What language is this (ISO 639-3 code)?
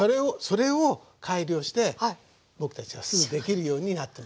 jpn